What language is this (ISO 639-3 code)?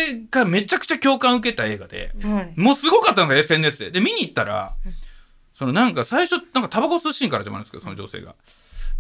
jpn